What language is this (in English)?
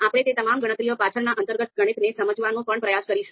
Gujarati